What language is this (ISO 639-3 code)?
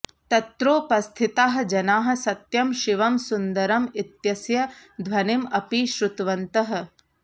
san